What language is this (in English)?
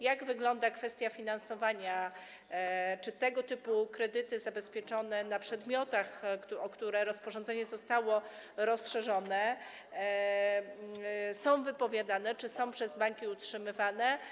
Polish